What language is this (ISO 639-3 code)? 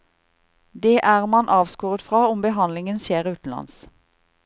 nor